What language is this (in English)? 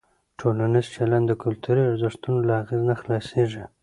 Pashto